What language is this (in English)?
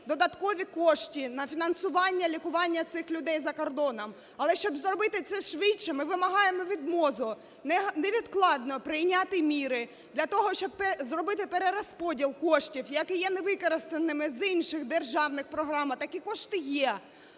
Ukrainian